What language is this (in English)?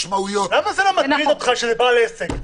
Hebrew